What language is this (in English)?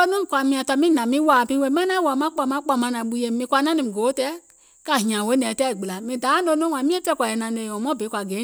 Gola